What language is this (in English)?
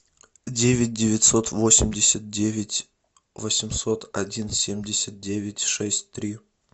Russian